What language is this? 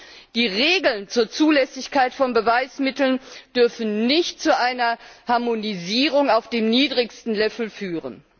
German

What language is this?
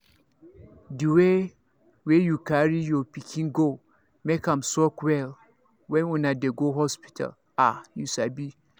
Nigerian Pidgin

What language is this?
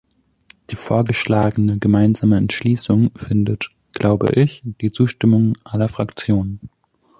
German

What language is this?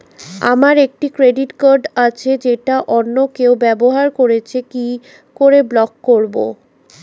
Bangla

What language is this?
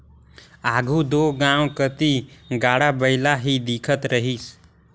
Chhattisgarhi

